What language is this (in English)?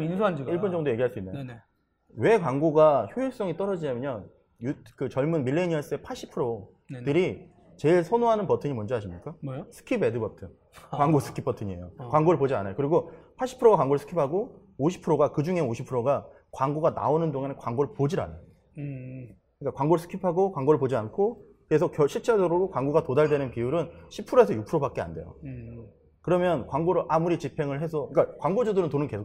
Korean